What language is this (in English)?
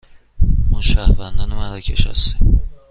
Persian